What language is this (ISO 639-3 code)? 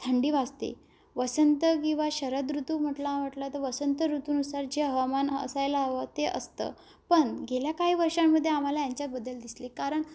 mar